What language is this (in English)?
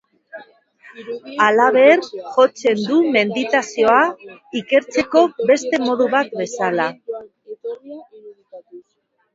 Basque